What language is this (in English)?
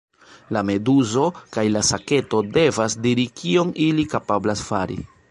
Esperanto